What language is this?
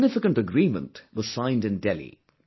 English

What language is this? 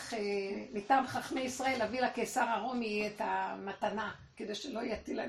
Hebrew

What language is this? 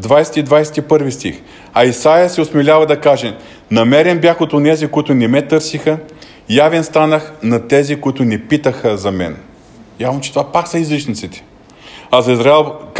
Bulgarian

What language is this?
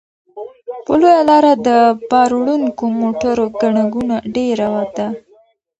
Pashto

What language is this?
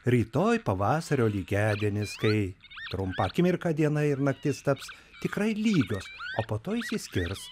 Lithuanian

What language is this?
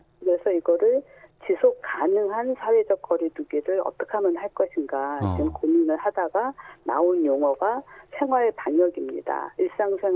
Korean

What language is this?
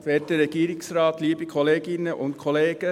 Swiss German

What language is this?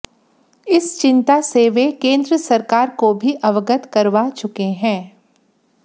Hindi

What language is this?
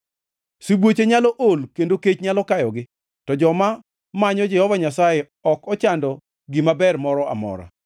Luo (Kenya and Tanzania)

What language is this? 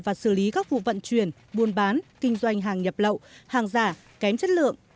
Vietnamese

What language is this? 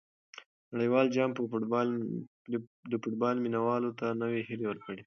Pashto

